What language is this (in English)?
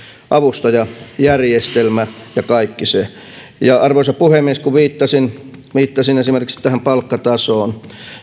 Finnish